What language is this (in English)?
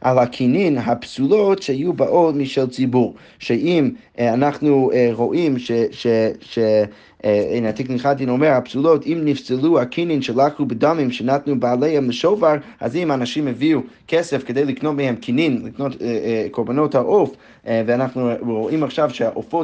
Hebrew